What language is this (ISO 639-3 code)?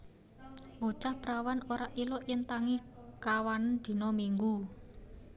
jav